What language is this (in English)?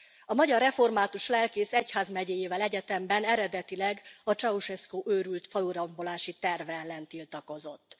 Hungarian